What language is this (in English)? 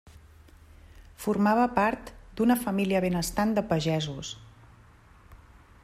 Catalan